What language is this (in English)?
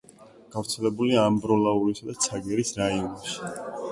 Georgian